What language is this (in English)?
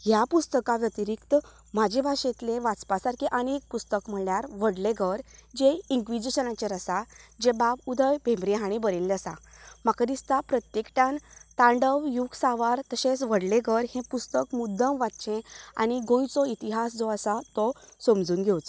Konkani